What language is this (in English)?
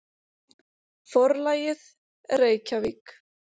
Icelandic